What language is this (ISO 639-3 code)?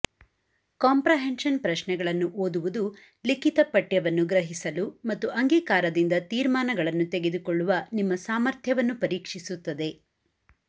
kan